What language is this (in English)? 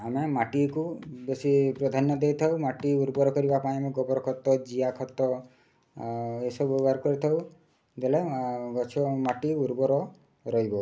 Odia